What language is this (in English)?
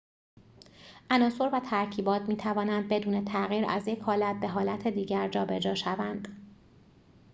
Persian